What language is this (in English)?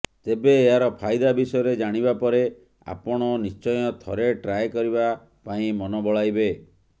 Odia